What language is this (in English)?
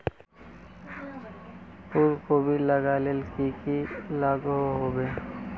Magahi